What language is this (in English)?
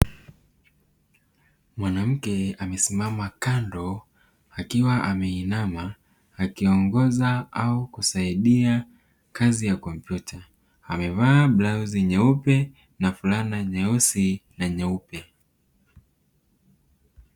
Swahili